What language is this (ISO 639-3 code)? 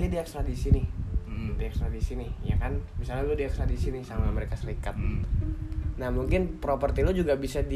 ind